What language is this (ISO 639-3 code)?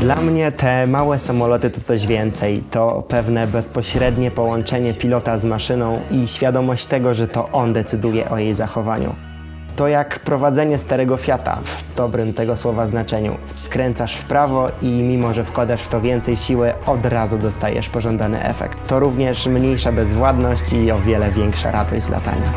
pol